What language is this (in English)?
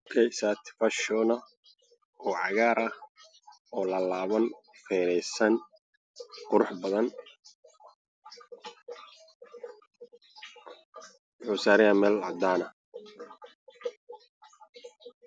Somali